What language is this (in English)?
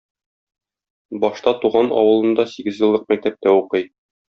Tatar